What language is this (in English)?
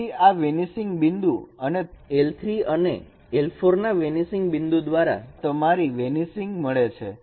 Gujarati